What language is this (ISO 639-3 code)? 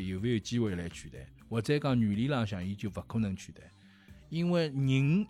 zho